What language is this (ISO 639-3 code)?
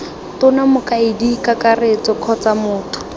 tsn